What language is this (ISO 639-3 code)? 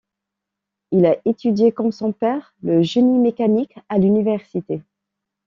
fra